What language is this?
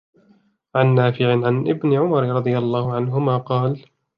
Arabic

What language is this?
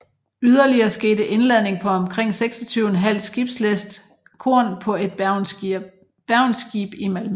Danish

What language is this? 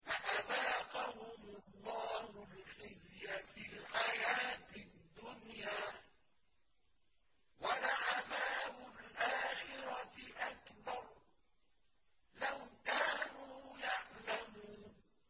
Arabic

